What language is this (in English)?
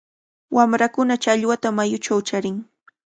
Cajatambo North Lima Quechua